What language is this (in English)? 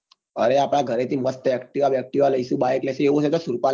Gujarati